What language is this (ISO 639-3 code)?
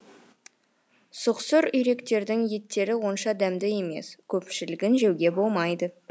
kaz